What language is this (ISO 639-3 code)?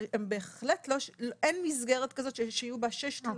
heb